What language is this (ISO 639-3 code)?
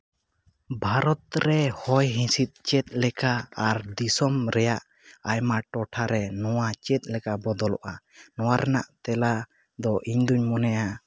sat